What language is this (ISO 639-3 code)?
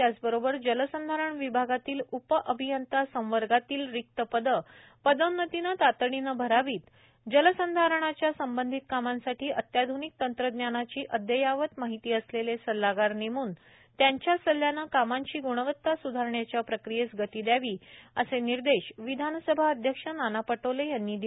mar